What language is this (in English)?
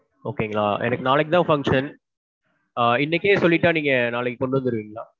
Tamil